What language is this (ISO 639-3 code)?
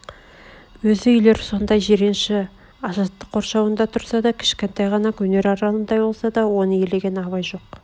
kaz